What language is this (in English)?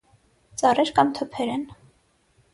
Armenian